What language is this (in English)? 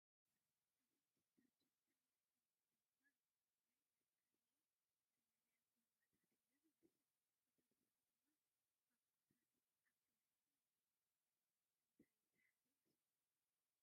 Tigrinya